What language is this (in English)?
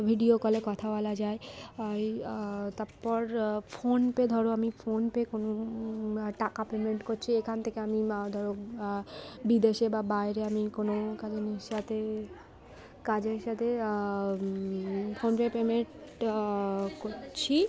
Bangla